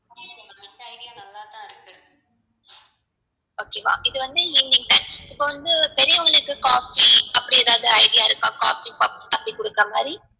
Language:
Tamil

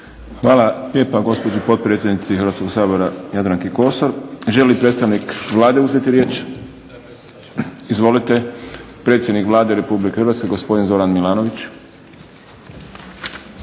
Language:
Croatian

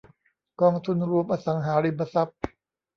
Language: Thai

